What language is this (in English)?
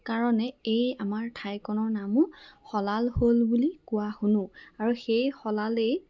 Assamese